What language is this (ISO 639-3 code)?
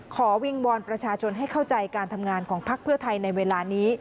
tha